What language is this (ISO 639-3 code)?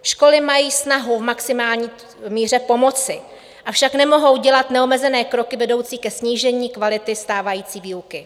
ces